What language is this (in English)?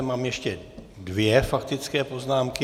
Czech